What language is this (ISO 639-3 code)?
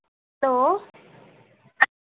doi